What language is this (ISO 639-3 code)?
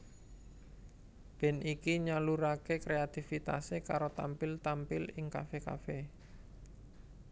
jav